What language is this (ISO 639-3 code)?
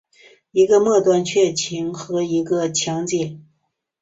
zho